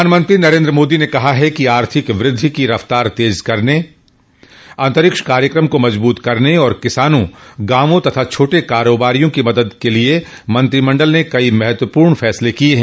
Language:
Hindi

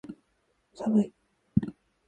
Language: Japanese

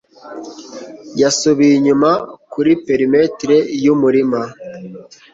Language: Kinyarwanda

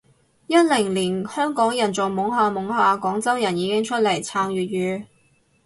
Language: Cantonese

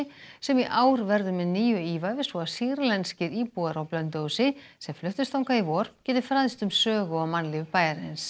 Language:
Icelandic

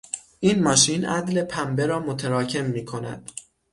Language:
Persian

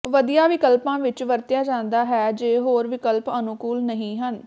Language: Punjabi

